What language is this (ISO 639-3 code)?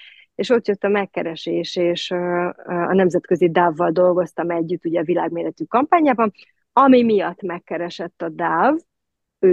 hun